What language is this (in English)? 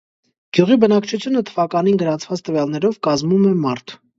Armenian